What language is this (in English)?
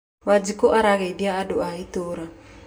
Kikuyu